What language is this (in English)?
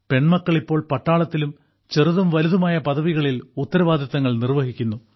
Malayalam